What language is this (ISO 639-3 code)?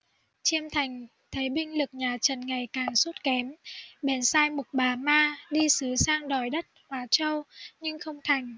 vie